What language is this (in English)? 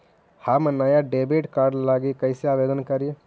Magahi